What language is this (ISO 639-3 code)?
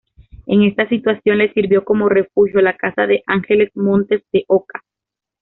spa